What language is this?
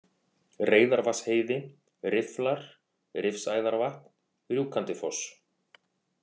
Icelandic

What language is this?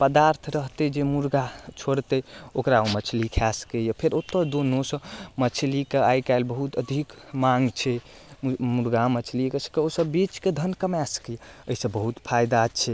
Maithili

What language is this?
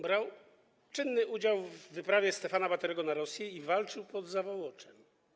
Polish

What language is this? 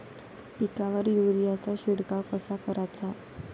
Marathi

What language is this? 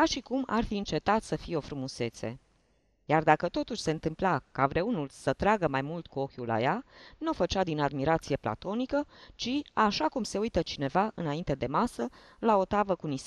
Romanian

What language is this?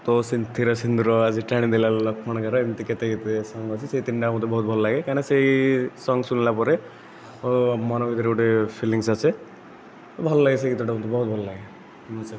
Odia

